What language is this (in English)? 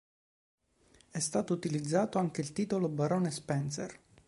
Italian